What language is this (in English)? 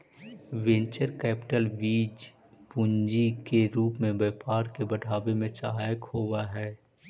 Magahi